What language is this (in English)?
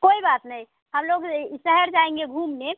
Hindi